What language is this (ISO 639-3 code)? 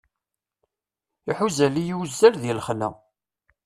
kab